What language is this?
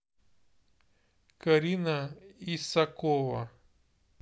Russian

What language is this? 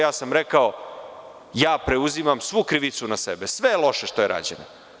Serbian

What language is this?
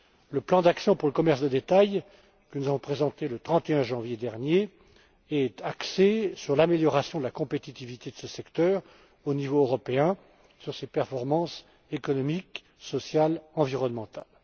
French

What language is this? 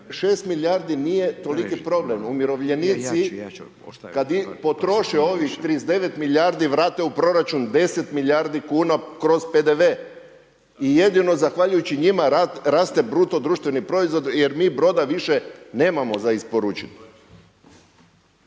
Croatian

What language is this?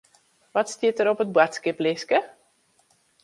Western Frisian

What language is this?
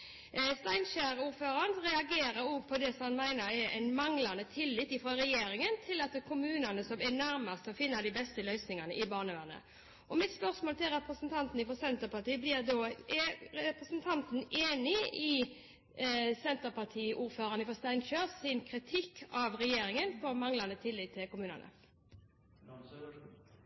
Norwegian Bokmål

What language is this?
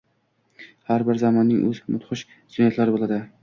Uzbek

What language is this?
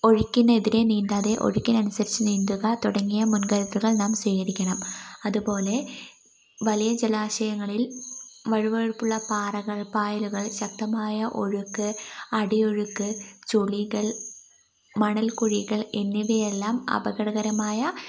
Malayalam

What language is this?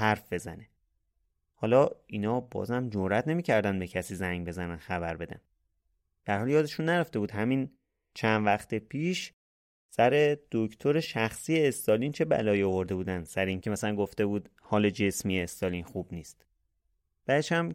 Persian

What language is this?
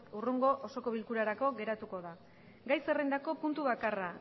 Basque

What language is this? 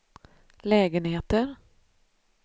Swedish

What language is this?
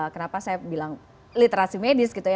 Indonesian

